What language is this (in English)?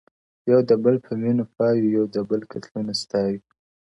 Pashto